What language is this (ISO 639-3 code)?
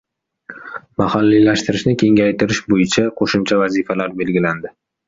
uzb